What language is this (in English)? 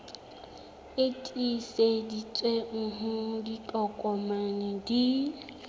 Southern Sotho